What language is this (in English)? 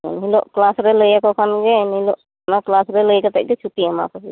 Santali